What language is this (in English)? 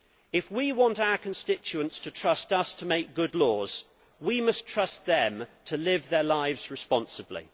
English